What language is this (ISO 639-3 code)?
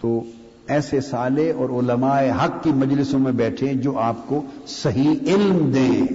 urd